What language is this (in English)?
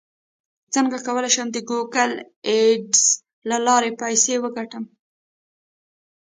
Pashto